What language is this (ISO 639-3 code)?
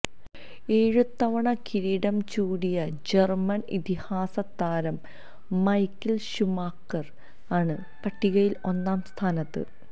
mal